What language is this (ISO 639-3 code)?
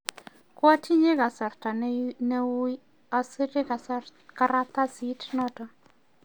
kln